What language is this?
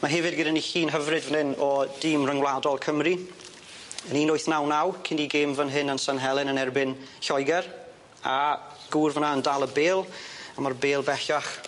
Welsh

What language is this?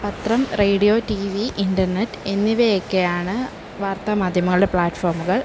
Malayalam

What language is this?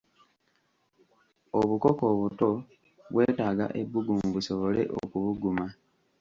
Ganda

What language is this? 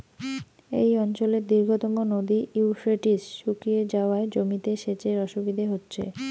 Bangla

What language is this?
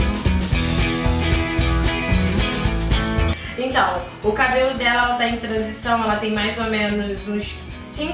Portuguese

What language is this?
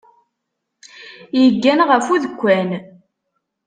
Kabyle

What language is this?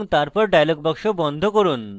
Bangla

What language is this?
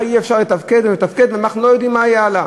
Hebrew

